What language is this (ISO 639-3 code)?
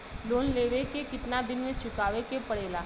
bho